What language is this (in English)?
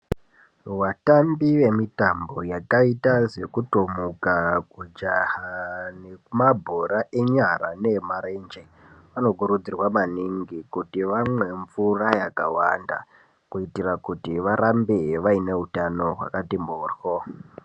Ndau